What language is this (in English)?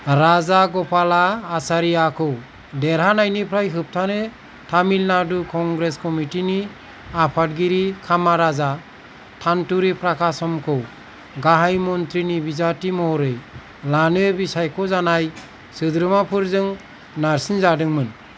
Bodo